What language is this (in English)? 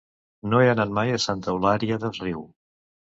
Catalan